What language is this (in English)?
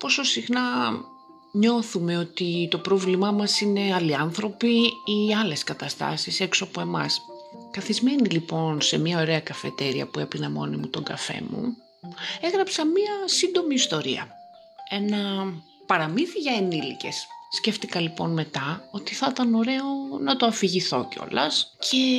Greek